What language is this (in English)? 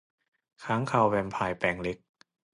Thai